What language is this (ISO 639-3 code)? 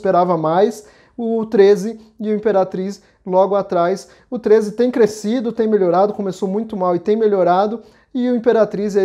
por